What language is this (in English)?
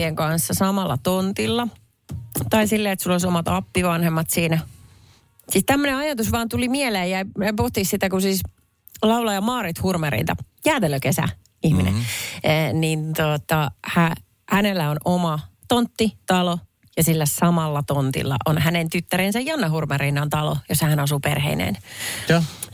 Finnish